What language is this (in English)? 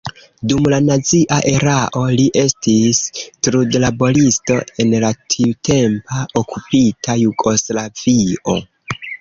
Esperanto